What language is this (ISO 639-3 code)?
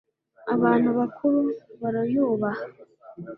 kin